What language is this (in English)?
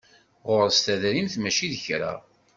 Kabyle